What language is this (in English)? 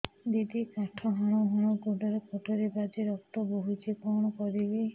Odia